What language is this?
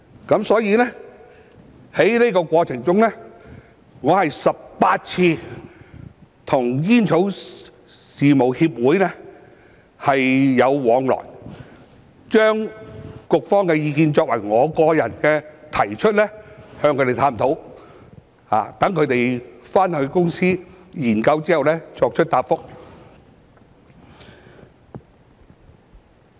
Cantonese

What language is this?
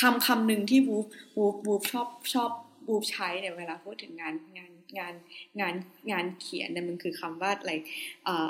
Thai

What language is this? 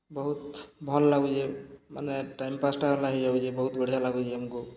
Odia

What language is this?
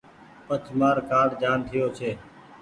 Goaria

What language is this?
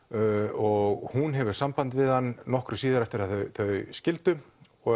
Icelandic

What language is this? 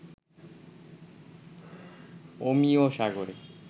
Bangla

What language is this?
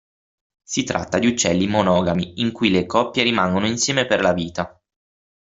Italian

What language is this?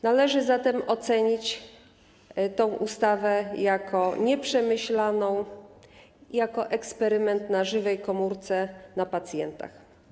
Polish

